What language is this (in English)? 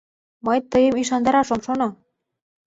Mari